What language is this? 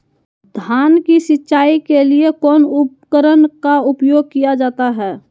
Magahi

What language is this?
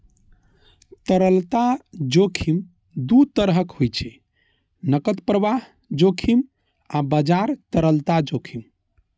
Maithili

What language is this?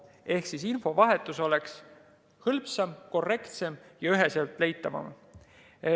Estonian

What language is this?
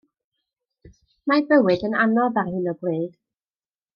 Welsh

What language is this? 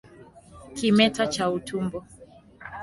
Swahili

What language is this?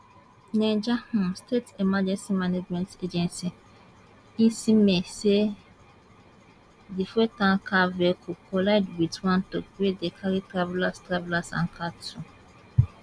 Nigerian Pidgin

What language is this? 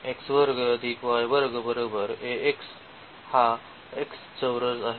Marathi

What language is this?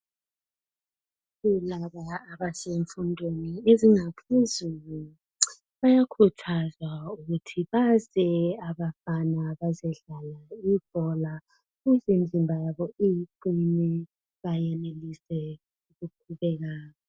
North Ndebele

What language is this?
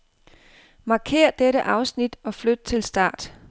Danish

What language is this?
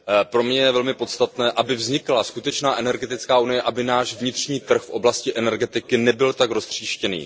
Czech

